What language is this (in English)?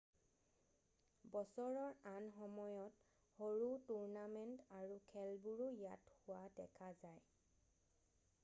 Assamese